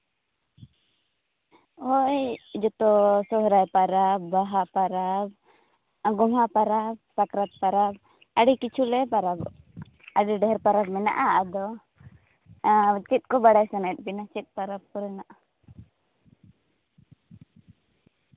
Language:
Santali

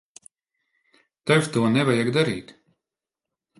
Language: Latvian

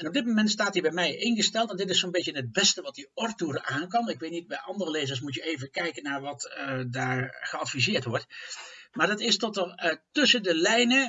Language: Dutch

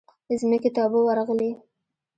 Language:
Pashto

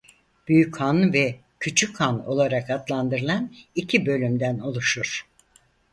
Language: Turkish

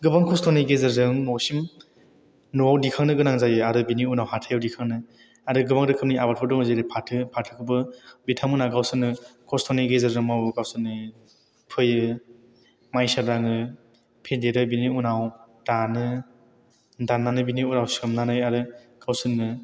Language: Bodo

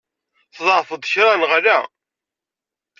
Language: Kabyle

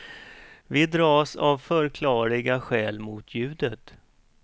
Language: Swedish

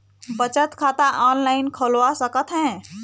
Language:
Chhattisgarhi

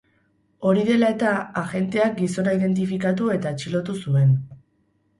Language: Basque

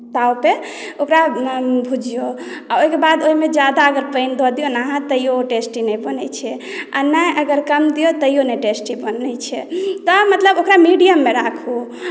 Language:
Maithili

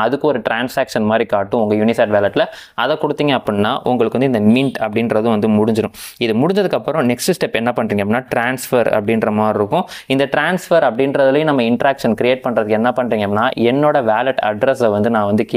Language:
Tamil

